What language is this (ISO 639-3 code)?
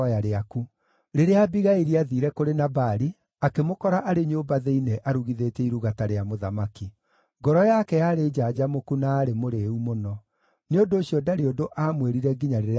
kik